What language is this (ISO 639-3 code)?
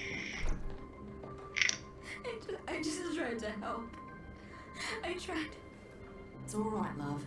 fra